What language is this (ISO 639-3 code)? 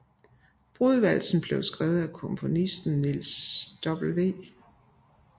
dan